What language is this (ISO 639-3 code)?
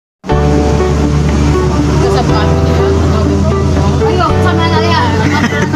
ind